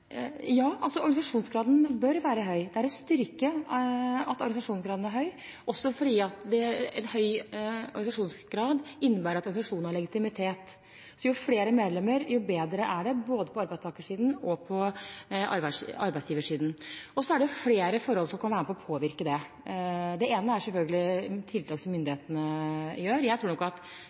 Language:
Norwegian Bokmål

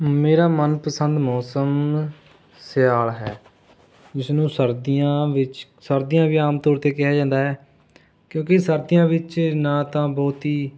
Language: Punjabi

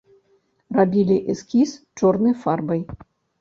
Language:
Belarusian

